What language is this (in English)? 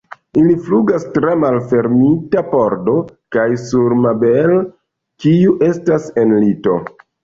Esperanto